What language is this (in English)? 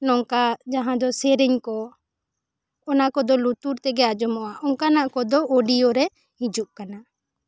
Santali